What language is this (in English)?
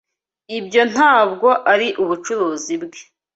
Kinyarwanda